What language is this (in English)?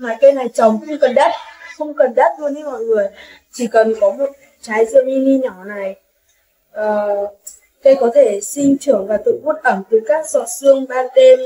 Vietnamese